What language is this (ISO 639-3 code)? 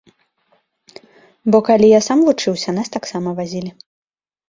bel